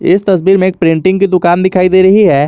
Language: Hindi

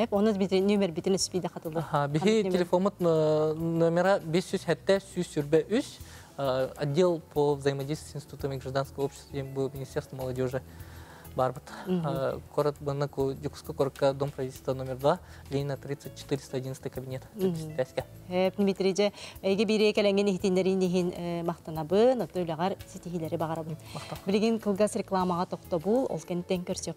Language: Turkish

